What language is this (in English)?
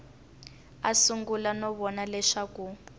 Tsonga